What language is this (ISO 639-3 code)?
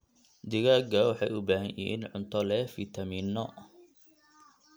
som